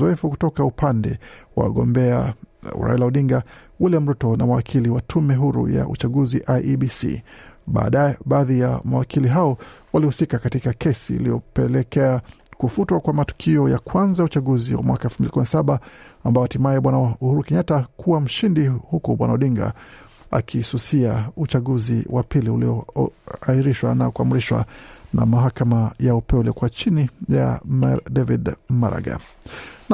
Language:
Swahili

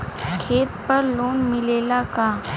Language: Bhojpuri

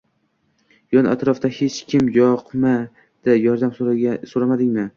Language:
Uzbek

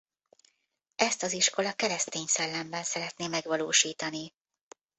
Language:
Hungarian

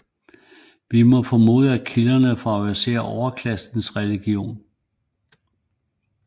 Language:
Danish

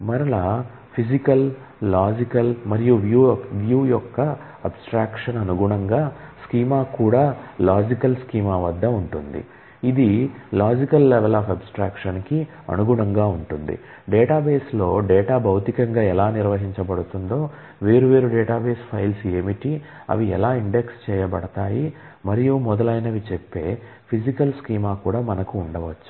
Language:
Telugu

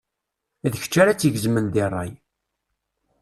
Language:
Kabyle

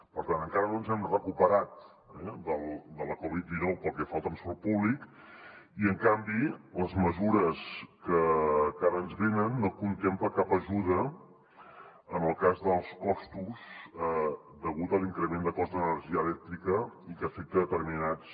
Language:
Catalan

